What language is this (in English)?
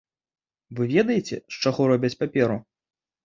Belarusian